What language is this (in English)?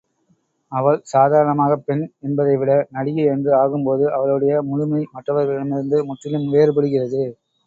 Tamil